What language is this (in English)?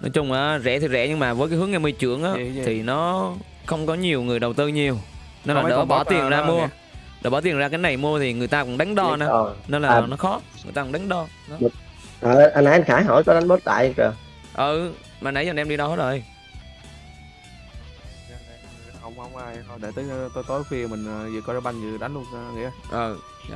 Vietnamese